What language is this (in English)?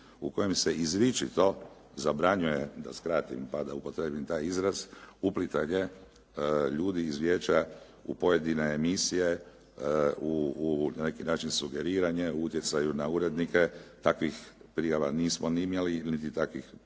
Croatian